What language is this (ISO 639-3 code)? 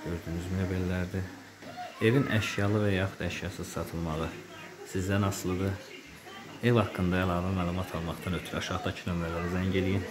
tur